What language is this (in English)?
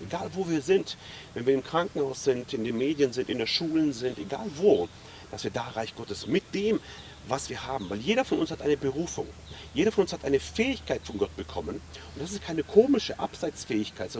German